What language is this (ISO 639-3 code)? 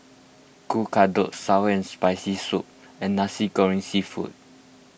eng